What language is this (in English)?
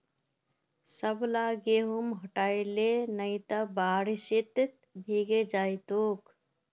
Magahi